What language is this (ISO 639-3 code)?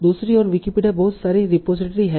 hin